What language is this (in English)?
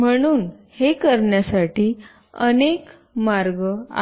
Marathi